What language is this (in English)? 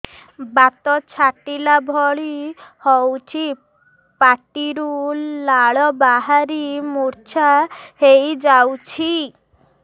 Odia